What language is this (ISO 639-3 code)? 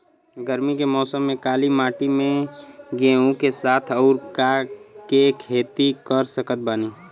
bho